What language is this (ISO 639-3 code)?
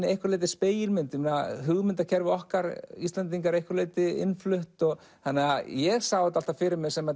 isl